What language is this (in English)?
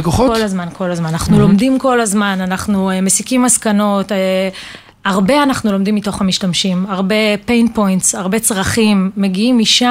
Hebrew